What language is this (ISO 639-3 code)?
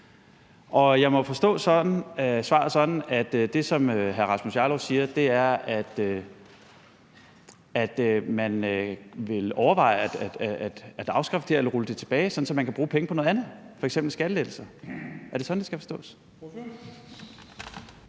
dan